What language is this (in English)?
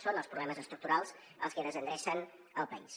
Catalan